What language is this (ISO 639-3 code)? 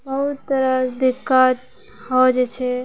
mai